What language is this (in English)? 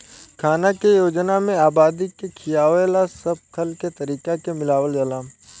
Bhojpuri